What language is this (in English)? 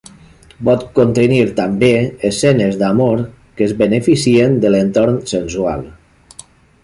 Catalan